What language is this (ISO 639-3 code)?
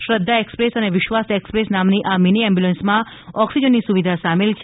guj